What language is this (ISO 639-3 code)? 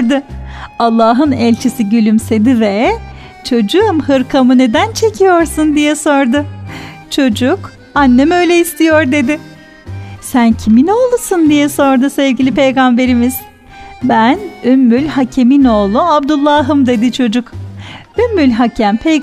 tur